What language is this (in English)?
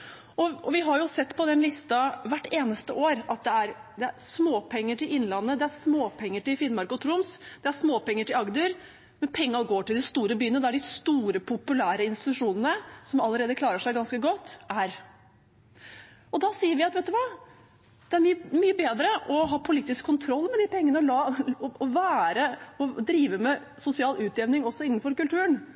Norwegian Bokmål